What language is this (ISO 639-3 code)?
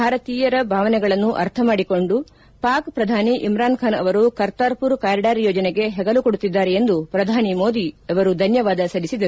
kan